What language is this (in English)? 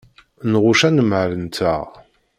Kabyle